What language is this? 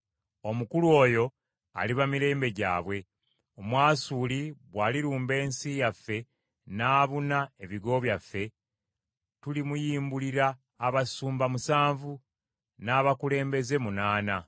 Ganda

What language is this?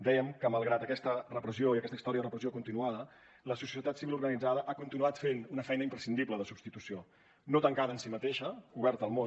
Catalan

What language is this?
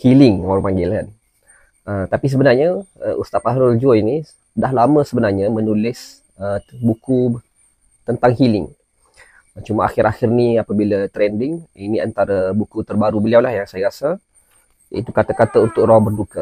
Malay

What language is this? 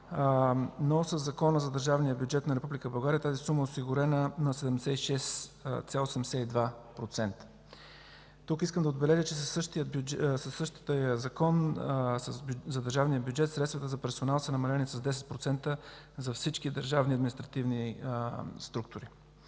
Bulgarian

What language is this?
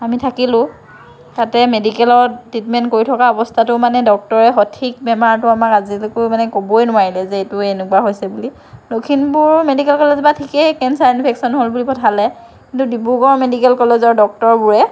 Assamese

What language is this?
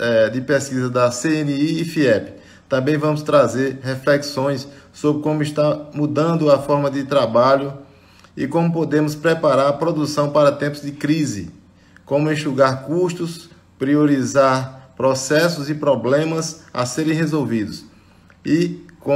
Portuguese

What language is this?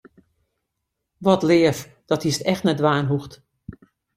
Western Frisian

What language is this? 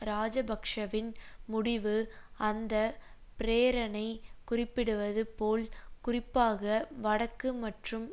Tamil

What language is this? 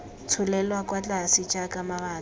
Tswana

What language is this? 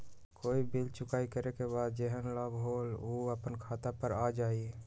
Magahi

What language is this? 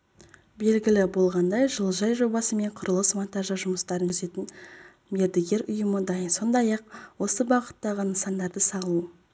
Kazakh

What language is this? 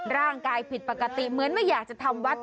Thai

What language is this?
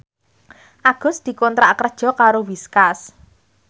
Javanese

